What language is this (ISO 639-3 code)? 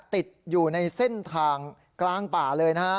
tha